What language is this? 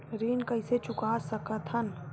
Chhattisgarhi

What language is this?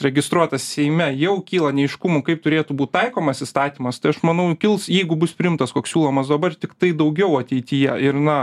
Lithuanian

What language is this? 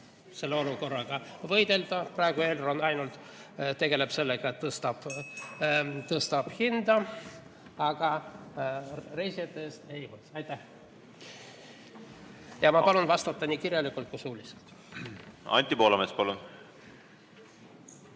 Estonian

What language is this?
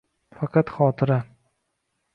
Uzbek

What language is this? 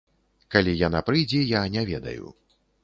Belarusian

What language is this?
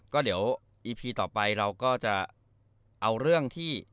Thai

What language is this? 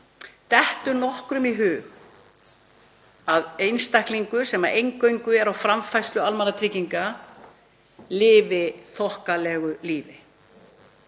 Icelandic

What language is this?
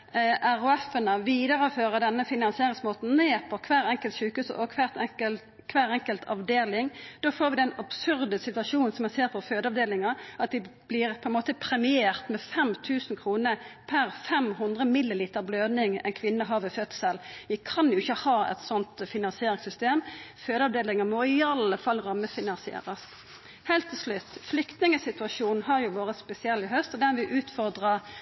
Norwegian Nynorsk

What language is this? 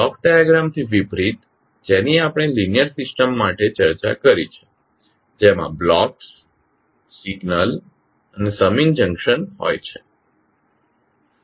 Gujarati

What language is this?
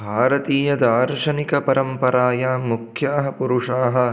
Sanskrit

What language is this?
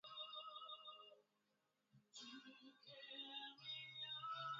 Swahili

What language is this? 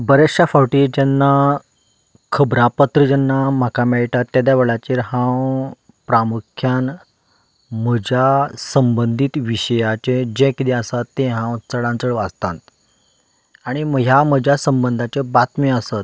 Konkani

